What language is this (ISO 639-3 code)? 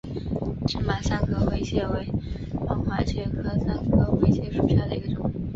zho